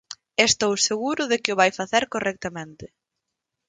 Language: Galician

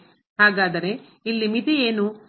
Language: Kannada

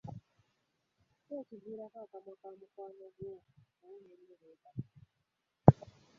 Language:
Ganda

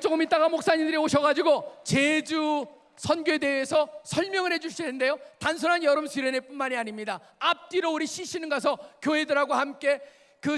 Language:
Korean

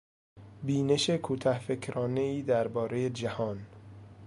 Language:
Persian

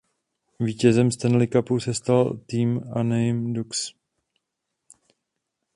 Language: Czech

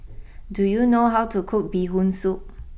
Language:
English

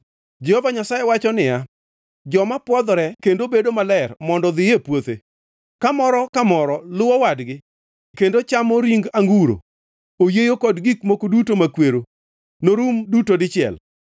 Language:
Luo (Kenya and Tanzania)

